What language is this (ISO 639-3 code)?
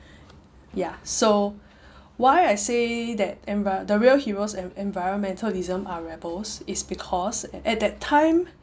eng